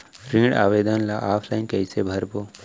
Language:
Chhattisgarhi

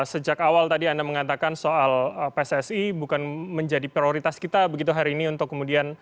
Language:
Indonesian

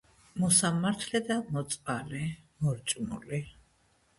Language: Georgian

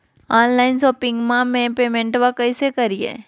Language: Magahi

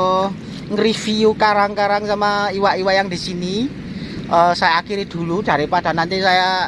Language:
Indonesian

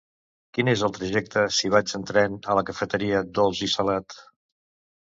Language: Catalan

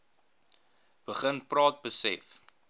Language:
Afrikaans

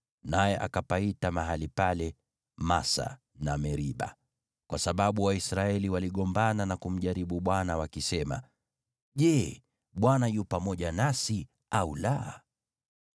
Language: Swahili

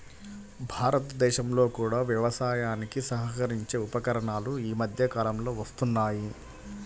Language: Telugu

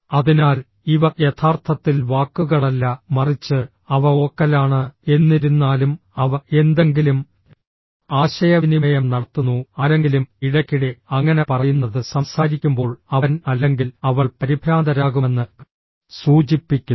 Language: Malayalam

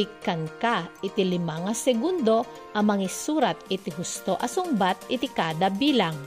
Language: Filipino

